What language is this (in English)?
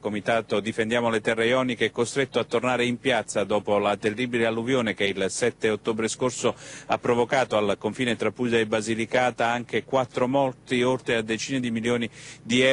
Italian